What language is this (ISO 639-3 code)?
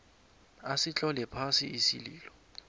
nbl